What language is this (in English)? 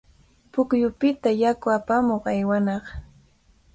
Cajatambo North Lima Quechua